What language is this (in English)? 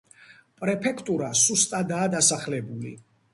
Georgian